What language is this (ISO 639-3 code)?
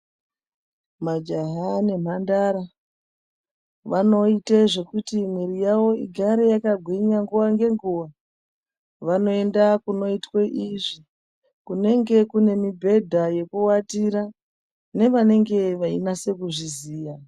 ndc